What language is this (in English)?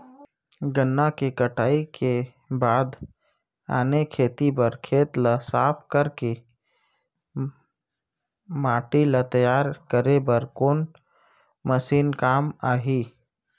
Chhattisgarhi